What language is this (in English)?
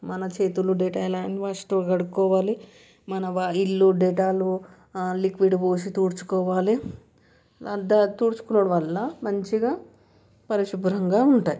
Telugu